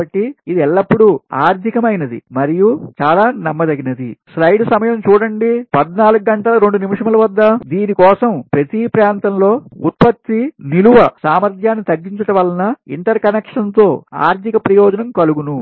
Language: Telugu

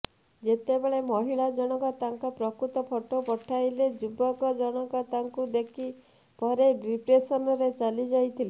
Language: Odia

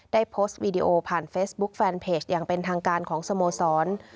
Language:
Thai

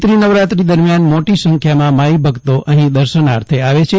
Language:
Gujarati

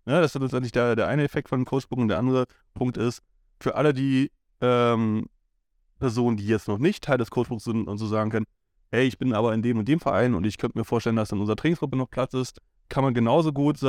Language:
German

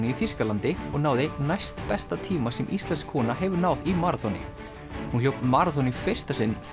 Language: Icelandic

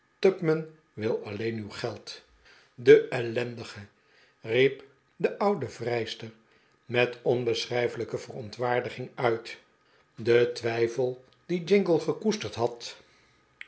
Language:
Dutch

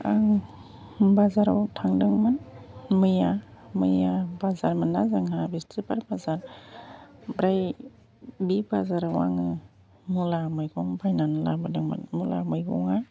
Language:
Bodo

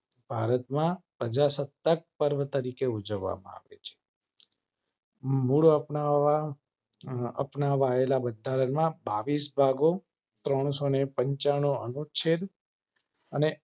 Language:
Gujarati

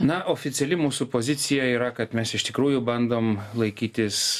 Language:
Lithuanian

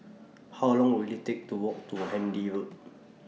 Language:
English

